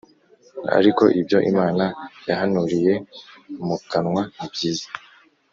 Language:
Kinyarwanda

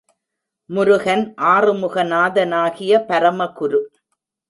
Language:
Tamil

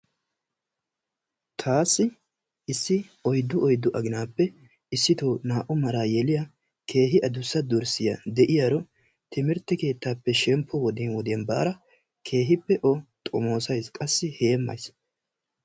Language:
Wolaytta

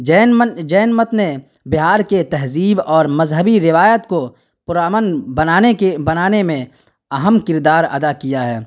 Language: Urdu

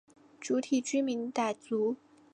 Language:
Chinese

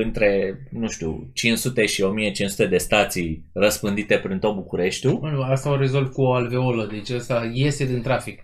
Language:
Romanian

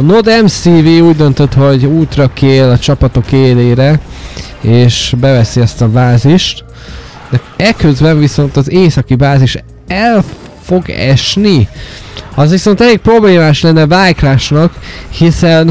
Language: Hungarian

